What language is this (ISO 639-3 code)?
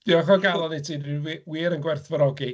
cym